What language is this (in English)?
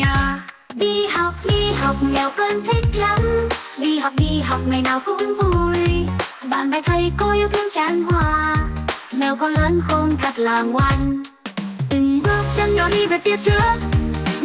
Vietnamese